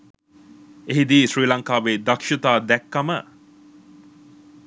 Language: Sinhala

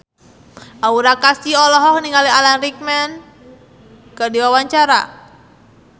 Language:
Sundanese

